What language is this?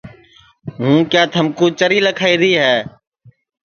Sansi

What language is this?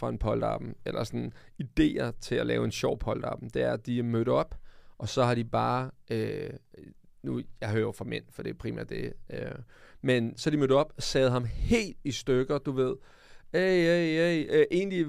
Danish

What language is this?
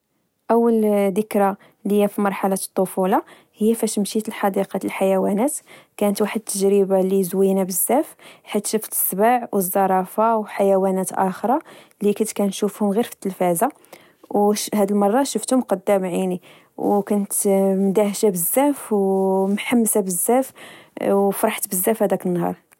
Moroccan Arabic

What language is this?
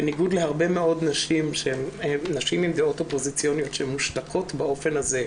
Hebrew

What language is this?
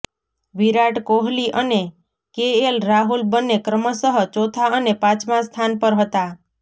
Gujarati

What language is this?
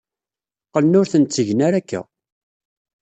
Kabyle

